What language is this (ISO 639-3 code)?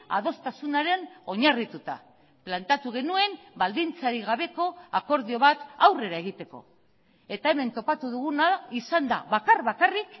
eus